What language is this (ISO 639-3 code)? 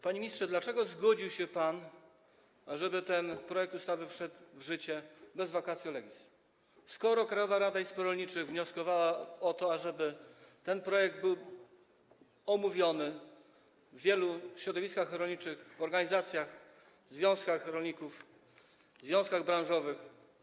pol